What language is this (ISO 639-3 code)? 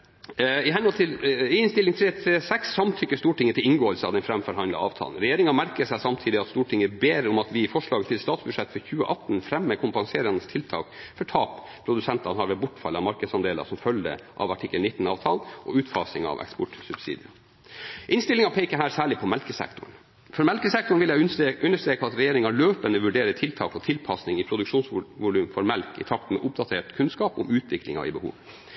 nob